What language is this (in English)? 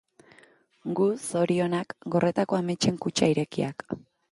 Basque